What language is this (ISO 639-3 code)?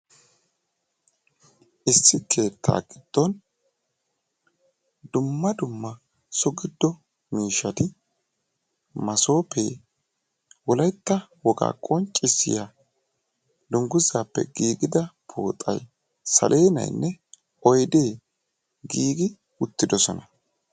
wal